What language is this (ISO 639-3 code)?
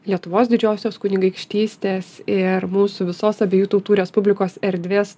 lit